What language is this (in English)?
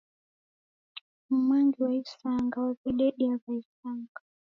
Taita